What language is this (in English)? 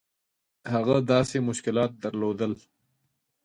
Pashto